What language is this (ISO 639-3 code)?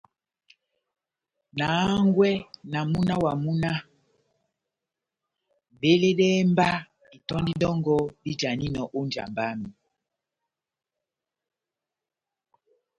bnm